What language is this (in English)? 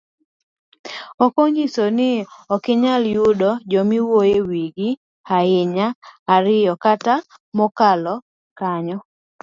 Luo (Kenya and Tanzania)